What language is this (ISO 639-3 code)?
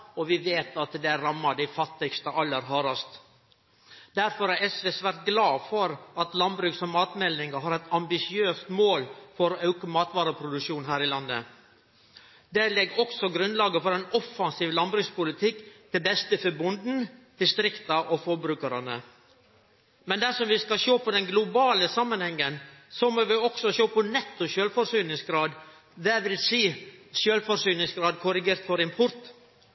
nno